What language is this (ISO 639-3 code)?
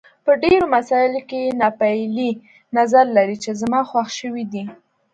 pus